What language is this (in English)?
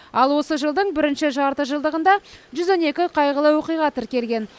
Kazakh